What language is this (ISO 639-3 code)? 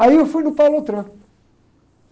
por